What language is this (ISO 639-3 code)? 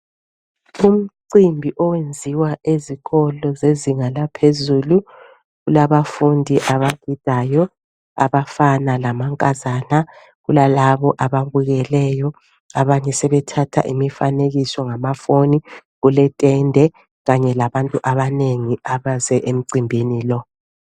nde